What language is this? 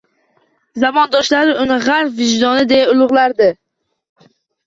Uzbek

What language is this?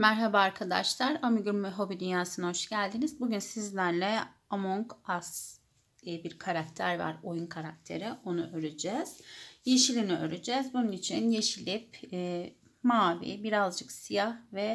Turkish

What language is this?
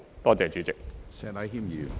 Cantonese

